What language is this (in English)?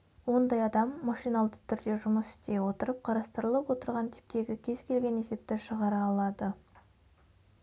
Kazakh